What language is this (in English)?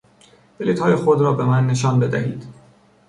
Persian